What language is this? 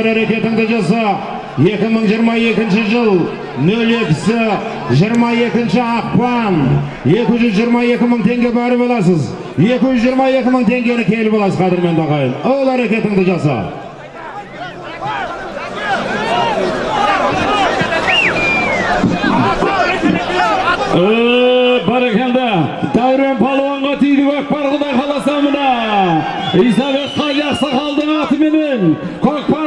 Turkish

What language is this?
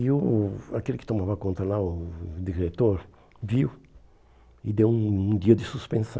Portuguese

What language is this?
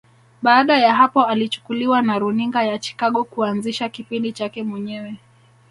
Swahili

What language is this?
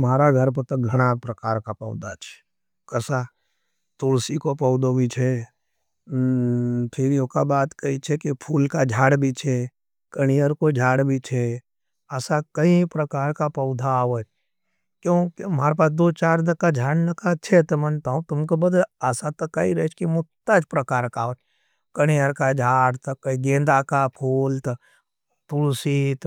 Nimadi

